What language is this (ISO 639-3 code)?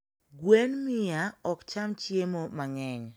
luo